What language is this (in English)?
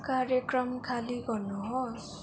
Nepali